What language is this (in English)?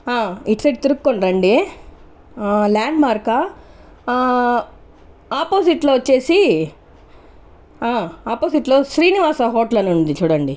Telugu